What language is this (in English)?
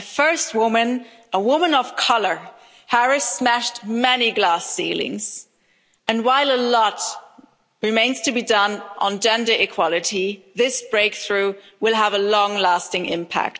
English